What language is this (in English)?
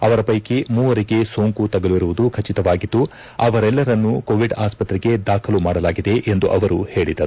Kannada